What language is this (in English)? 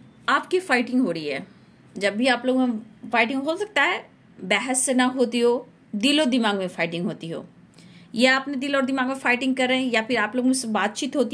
Hindi